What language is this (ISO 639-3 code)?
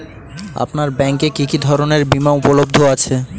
ben